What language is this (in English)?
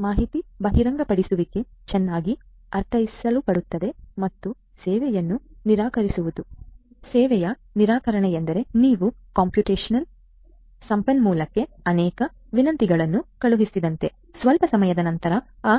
Kannada